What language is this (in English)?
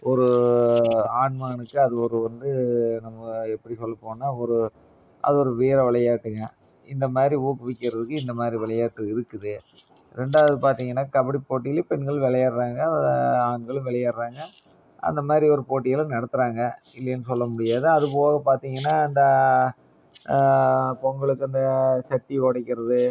Tamil